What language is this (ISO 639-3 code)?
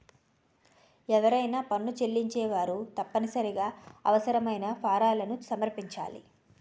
tel